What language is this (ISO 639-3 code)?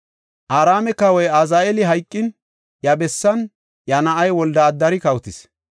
gof